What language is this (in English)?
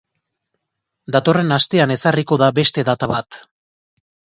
Basque